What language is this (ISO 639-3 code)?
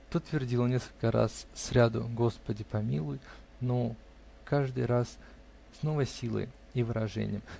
rus